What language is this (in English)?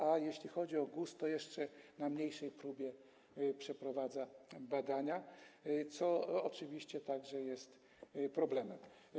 Polish